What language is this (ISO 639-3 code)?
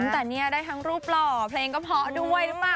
tha